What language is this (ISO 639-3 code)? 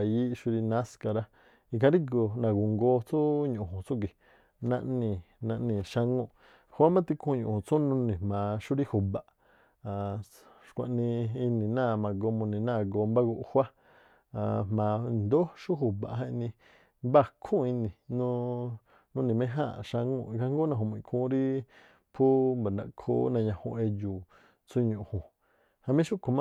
tpl